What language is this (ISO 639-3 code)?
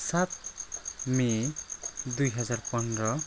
nep